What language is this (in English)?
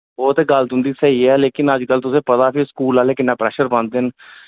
Dogri